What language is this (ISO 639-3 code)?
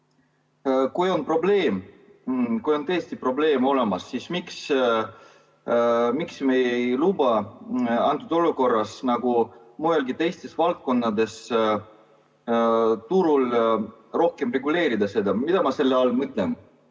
est